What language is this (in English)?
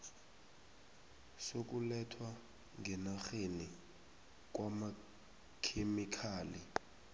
South Ndebele